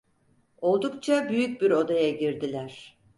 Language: Turkish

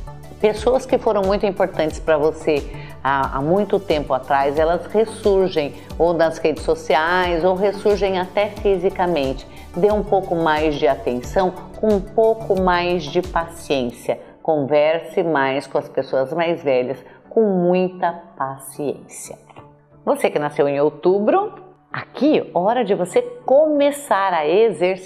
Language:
Portuguese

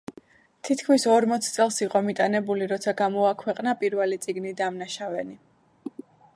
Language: Georgian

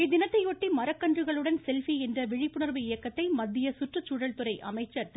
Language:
Tamil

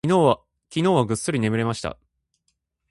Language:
Japanese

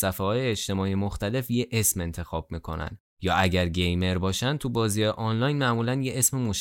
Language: Persian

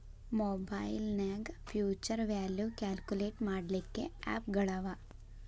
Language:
Kannada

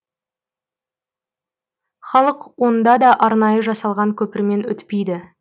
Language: Kazakh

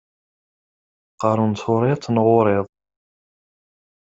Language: Kabyle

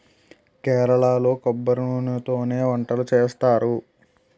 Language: Telugu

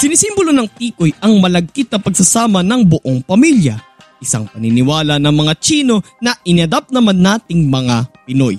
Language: Filipino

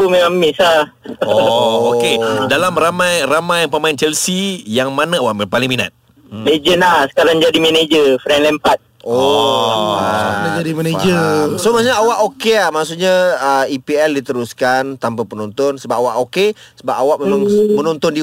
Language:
Malay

